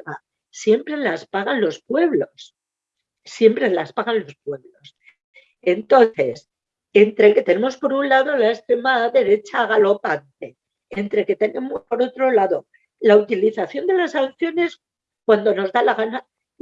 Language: Spanish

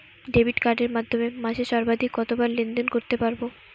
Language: Bangla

